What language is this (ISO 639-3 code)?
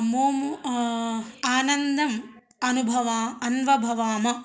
san